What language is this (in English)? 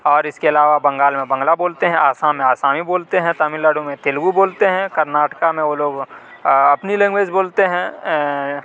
Urdu